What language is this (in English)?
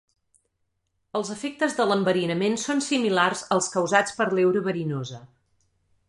Catalan